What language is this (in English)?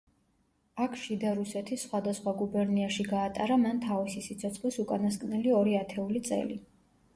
Georgian